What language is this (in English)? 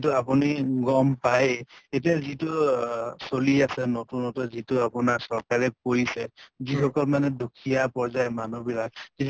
Assamese